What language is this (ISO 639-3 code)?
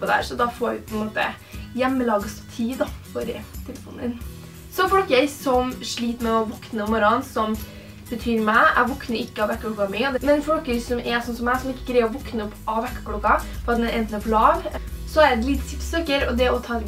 nor